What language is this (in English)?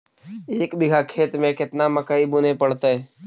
Magahi